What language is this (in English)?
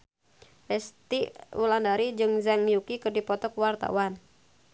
Sundanese